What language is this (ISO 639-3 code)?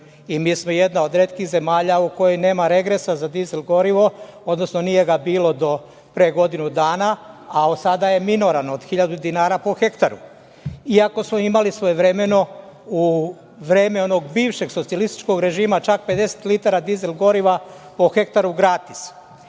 srp